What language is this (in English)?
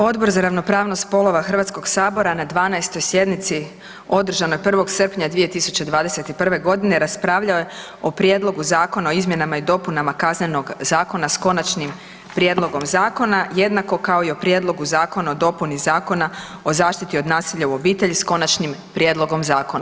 Croatian